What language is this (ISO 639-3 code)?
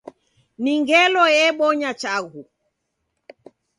dav